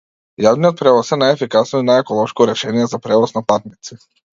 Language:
Macedonian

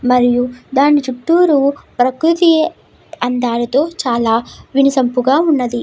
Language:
Telugu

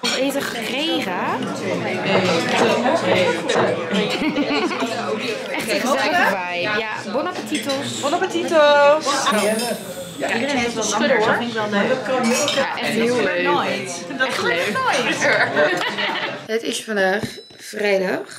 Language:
Dutch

